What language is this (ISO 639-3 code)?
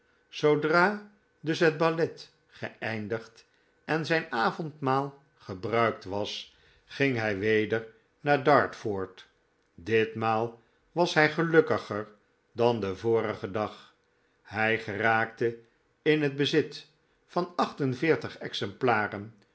nld